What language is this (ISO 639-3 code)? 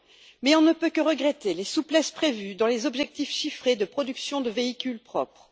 fra